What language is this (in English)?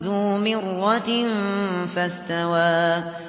Arabic